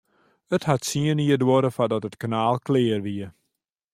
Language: Western Frisian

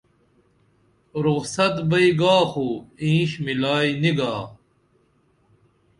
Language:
Dameli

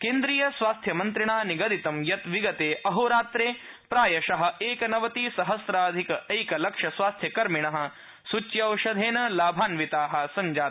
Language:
Sanskrit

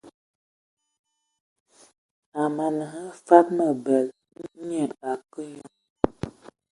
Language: Ewondo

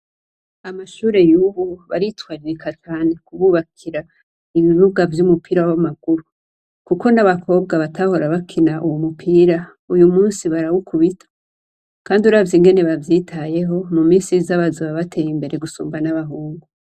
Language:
Rundi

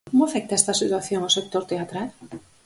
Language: Galician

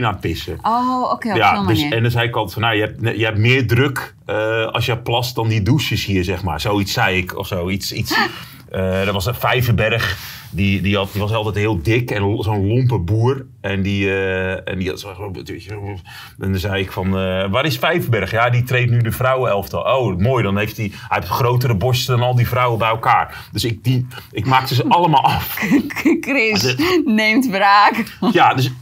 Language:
Dutch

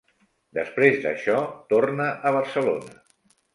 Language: Catalan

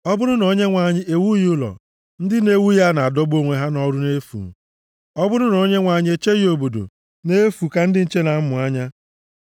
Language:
Igbo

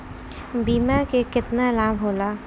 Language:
Bhojpuri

